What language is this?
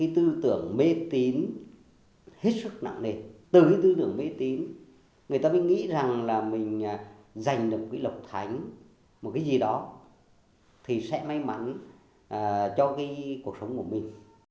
Vietnamese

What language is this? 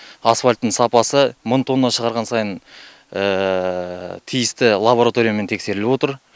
Kazakh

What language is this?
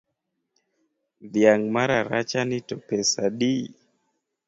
Luo (Kenya and Tanzania)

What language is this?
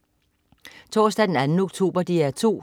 Danish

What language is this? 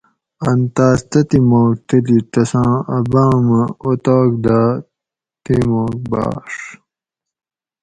Gawri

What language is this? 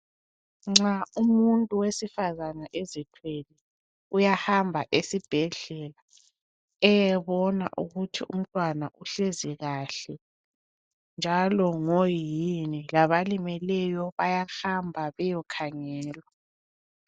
North Ndebele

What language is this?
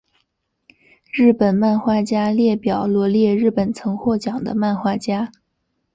Chinese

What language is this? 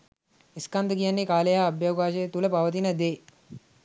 Sinhala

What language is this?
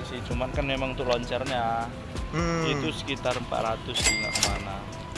Indonesian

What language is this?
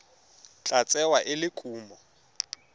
Tswana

